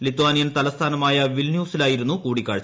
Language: Malayalam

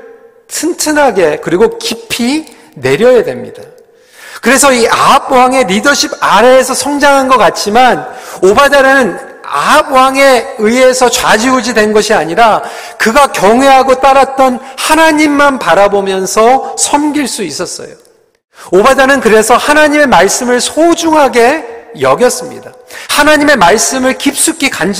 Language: Korean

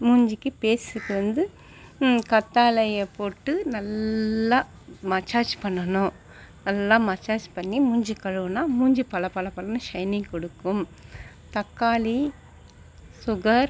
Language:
Tamil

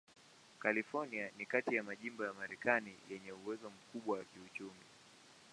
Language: Swahili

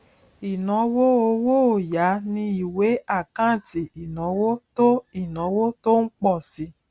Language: Yoruba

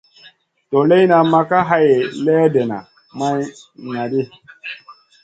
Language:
Masana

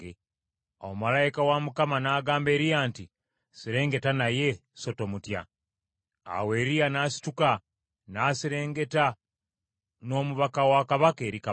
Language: Ganda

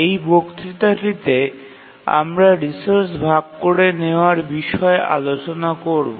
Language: Bangla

